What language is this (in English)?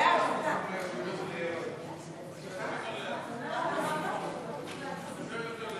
Hebrew